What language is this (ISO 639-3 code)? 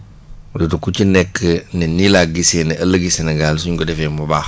wol